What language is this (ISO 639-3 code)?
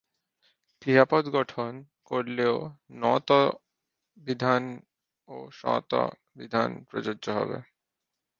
ben